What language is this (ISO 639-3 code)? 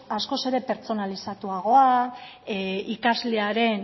eus